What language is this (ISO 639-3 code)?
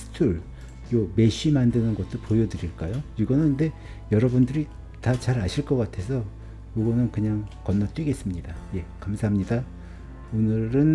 kor